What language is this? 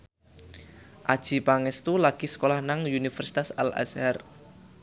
Javanese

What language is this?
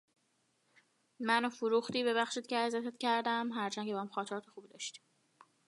Persian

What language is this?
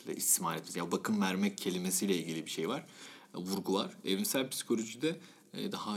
Turkish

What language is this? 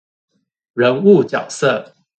Chinese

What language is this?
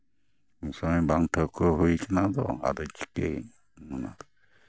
Santali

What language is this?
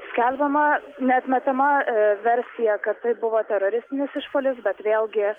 Lithuanian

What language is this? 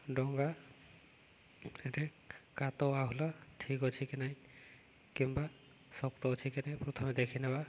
Odia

